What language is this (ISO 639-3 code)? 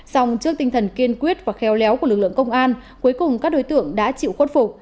vie